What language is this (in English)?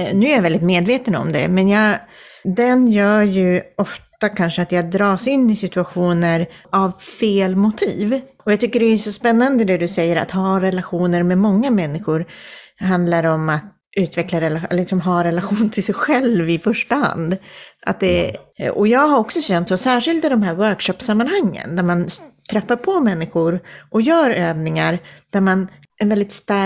Swedish